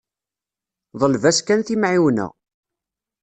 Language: Kabyle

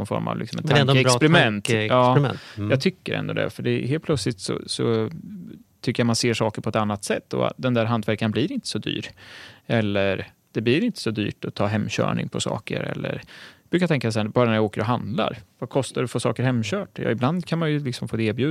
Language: Swedish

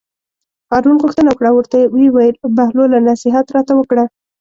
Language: Pashto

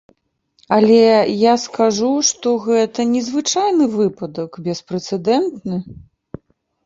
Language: Belarusian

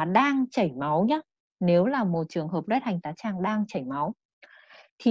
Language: Vietnamese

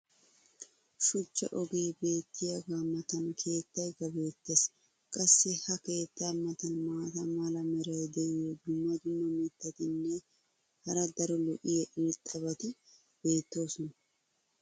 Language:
Wolaytta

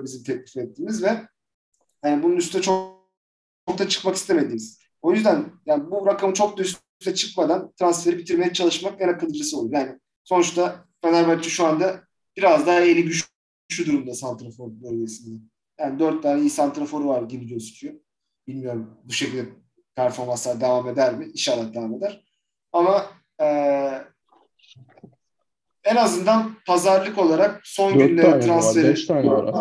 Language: Turkish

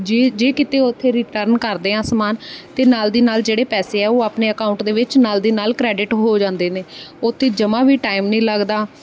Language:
Punjabi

